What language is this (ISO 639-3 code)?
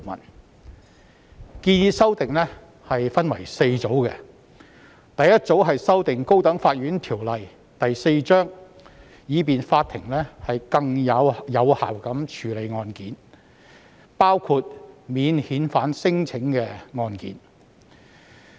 yue